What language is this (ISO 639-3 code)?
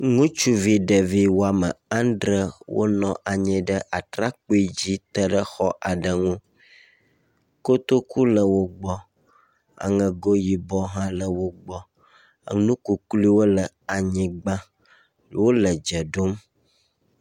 ewe